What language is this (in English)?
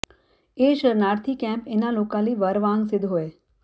Punjabi